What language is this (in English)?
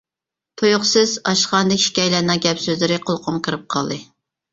Uyghur